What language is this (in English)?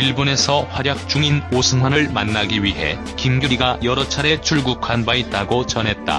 Korean